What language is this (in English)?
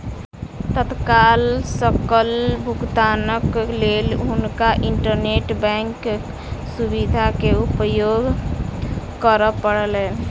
Maithili